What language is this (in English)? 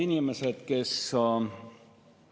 Estonian